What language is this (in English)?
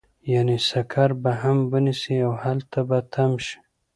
Pashto